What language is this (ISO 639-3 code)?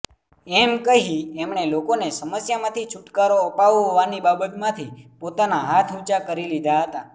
guj